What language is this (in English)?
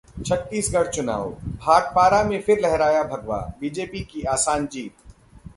Hindi